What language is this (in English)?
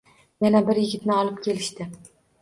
Uzbek